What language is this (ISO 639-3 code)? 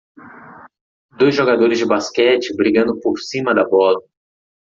por